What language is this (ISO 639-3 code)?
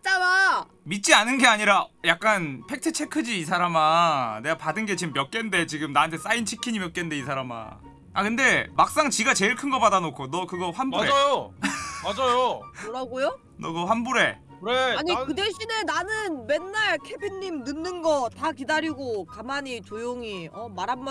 kor